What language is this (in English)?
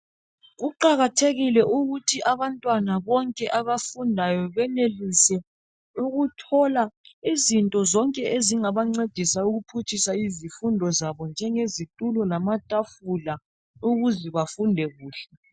North Ndebele